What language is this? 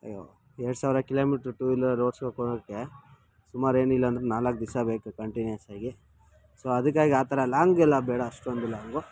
Kannada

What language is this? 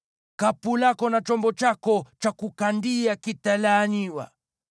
Swahili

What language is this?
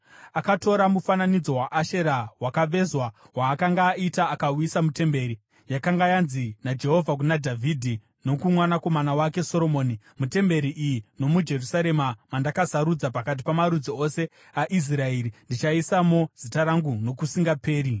Shona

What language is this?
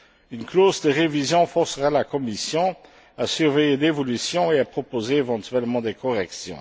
French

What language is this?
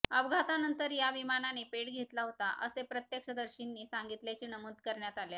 Marathi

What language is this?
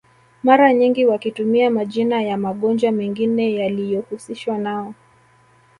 Swahili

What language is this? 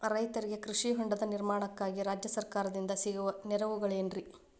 Kannada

